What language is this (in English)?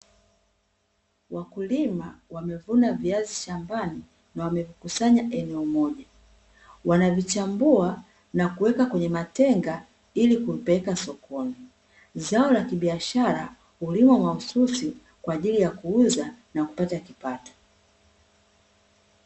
Swahili